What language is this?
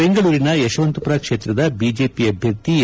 Kannada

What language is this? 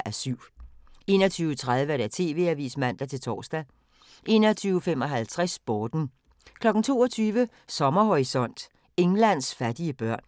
Danish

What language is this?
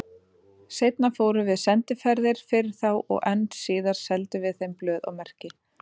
Icelandic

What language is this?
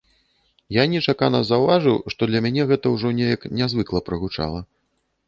Belarusian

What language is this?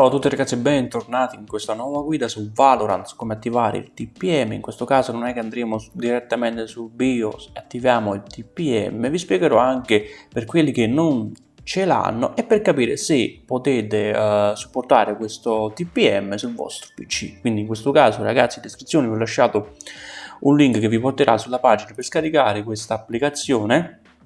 Italian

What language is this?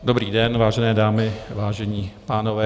Czech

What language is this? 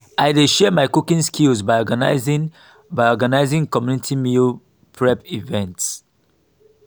Nigerian Pidgin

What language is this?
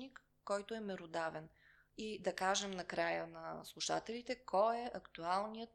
Bulgarian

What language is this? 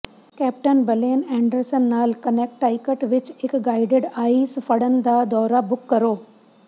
Punjabi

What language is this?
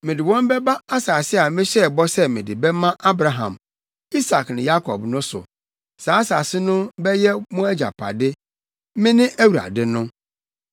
Akan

